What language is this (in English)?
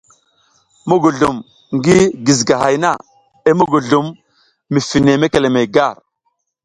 South Giziga